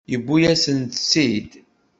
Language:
Kabyle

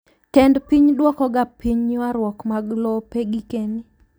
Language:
Luo (Kenya and Tanzania)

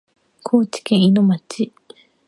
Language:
Japanese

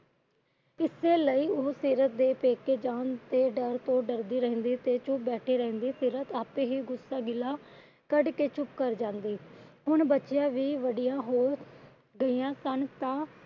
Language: Punjabi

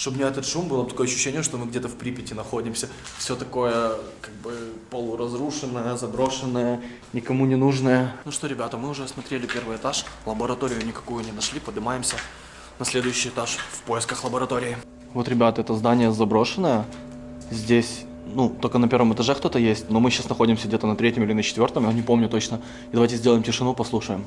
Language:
Russian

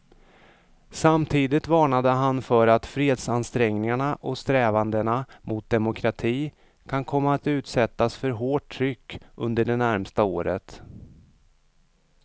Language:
Swedish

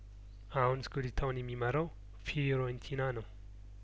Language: Amharic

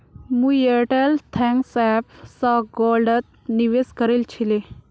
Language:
Magahi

